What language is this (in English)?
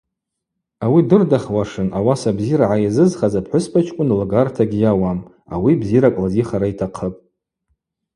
Abaza